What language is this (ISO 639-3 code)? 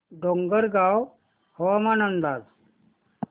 mar